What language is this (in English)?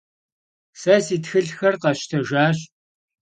Kabardian